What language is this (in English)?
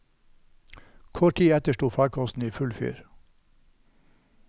Norwegian